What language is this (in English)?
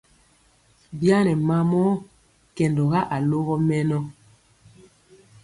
Mpiemo